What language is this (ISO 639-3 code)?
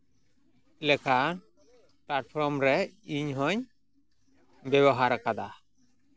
sat